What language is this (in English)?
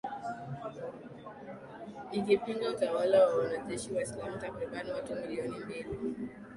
Swahili